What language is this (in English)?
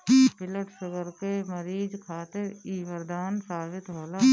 Bhojpuri